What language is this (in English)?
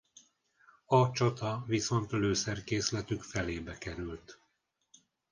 Hungarian